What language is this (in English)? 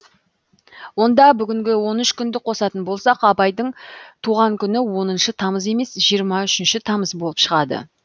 Kazakh